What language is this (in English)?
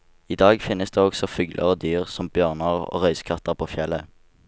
Norwegian